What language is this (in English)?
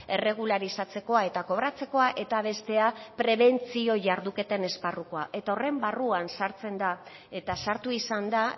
Basque